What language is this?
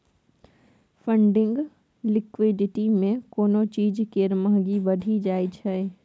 Maithili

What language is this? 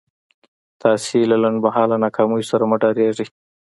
Pashto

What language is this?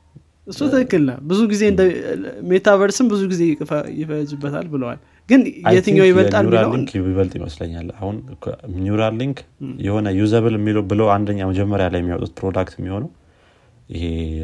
Amharic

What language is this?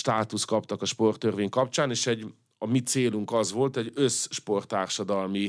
Hungarian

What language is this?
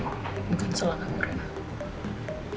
Indonesian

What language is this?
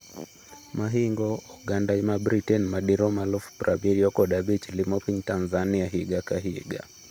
Luo (Kenya and Tanzania)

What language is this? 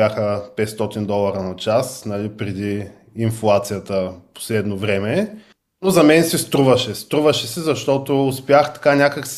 Bulgarian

